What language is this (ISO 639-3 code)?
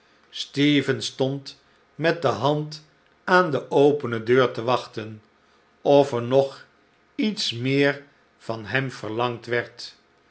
nld